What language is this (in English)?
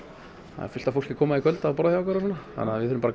Icelandic